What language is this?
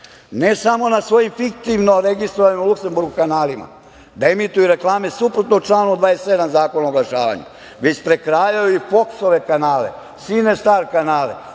Serbian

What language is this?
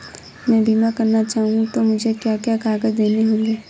Hindi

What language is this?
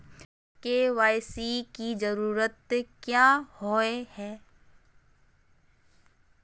Magahi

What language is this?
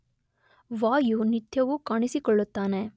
Kannada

